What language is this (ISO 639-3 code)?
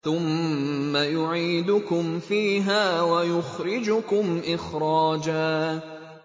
ara